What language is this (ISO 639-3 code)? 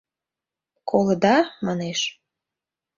chm